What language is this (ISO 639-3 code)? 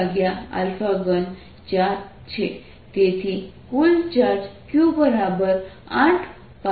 guj